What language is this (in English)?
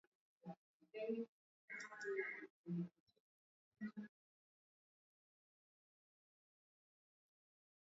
Swahili